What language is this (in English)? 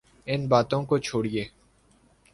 Urdu